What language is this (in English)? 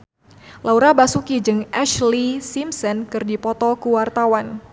Sundanese